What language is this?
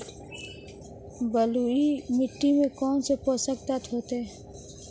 Hindi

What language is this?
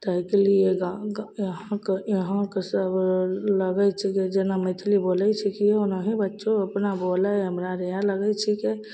Maithili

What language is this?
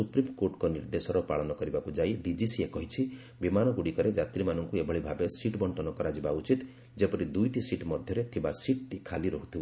Odia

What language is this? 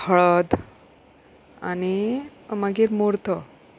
Konkani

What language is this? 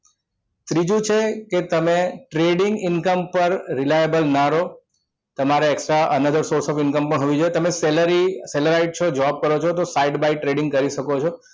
Gujarati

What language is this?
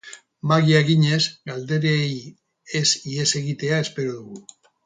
Basque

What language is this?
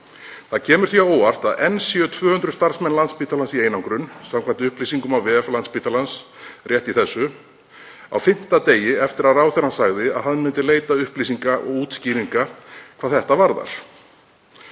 Icelandic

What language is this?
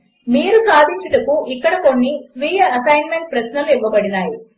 Telugu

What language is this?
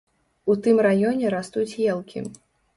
Belarusian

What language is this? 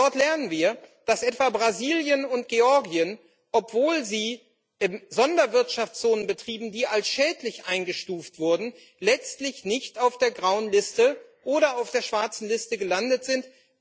German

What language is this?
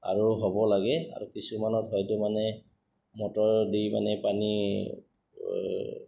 Assamese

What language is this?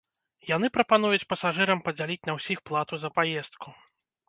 Belarusian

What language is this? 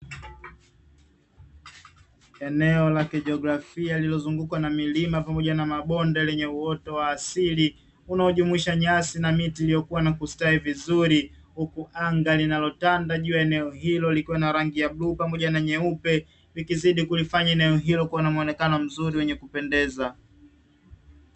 Swahili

